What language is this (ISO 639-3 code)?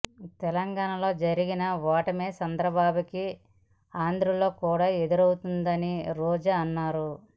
tel